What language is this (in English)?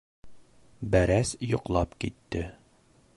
Bashkir